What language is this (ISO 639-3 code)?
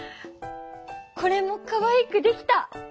jpn